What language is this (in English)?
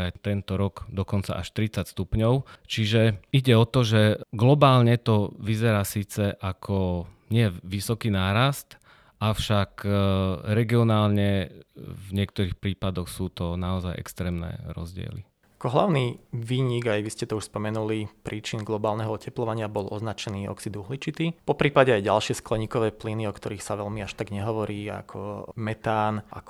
Slovak